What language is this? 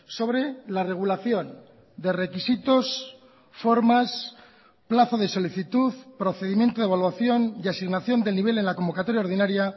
Spanish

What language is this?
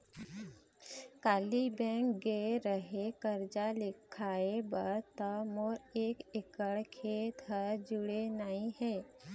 Chhattisgarhi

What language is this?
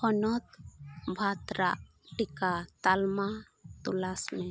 Santali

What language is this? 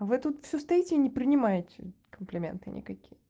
Russian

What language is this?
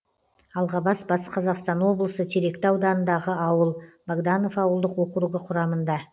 Kazakh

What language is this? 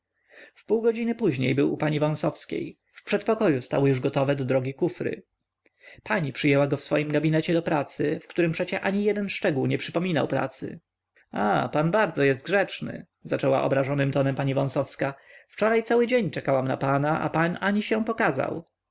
Polish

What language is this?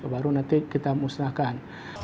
Indonesian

